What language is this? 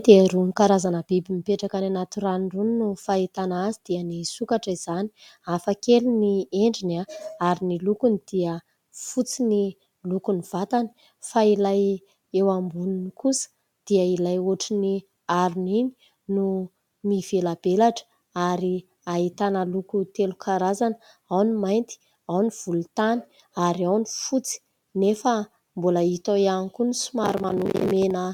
Malagasy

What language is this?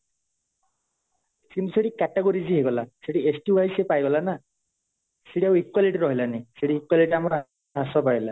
Odia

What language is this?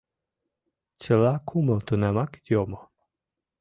Mari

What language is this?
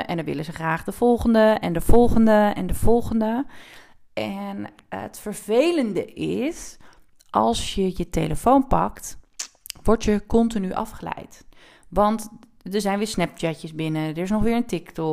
Dutch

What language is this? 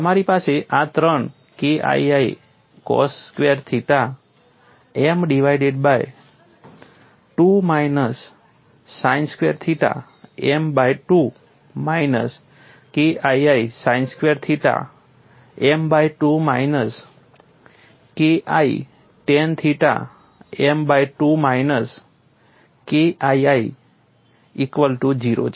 Gujarati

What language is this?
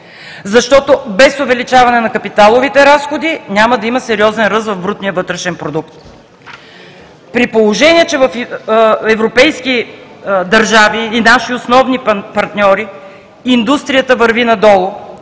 Bulgarian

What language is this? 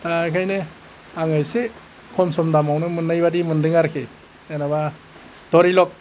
Bodo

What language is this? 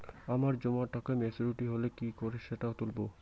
Bangla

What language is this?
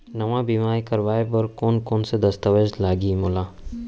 Chhattisgarhi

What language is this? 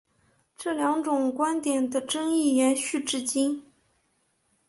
Chinese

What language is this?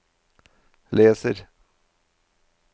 Norwegian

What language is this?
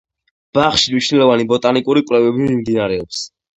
Georgian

